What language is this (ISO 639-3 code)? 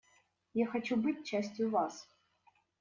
rus